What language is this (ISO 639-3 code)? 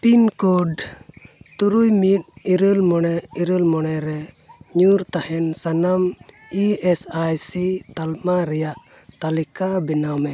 sat